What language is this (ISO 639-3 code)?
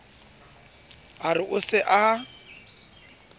sot